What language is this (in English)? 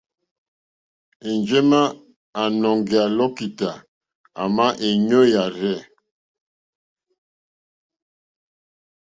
Mokpwe